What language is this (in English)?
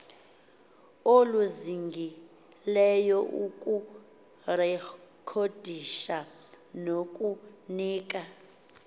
Xhosa